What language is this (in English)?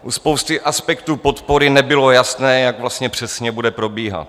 Czech